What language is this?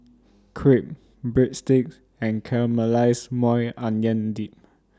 English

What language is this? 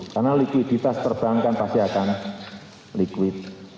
Indonesian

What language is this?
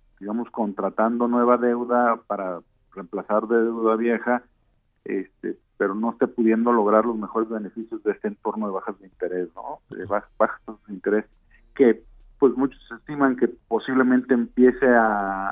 Spanish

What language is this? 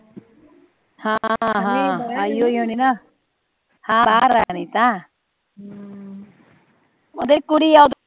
Punjabi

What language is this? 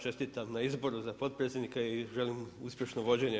Croatian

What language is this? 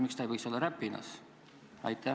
Estonian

